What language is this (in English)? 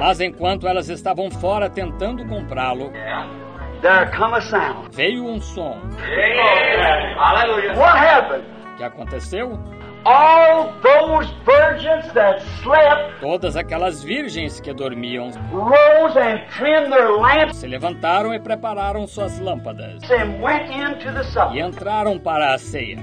Portuguese